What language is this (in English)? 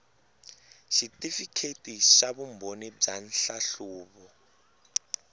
Tsonga